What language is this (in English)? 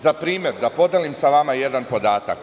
Serbian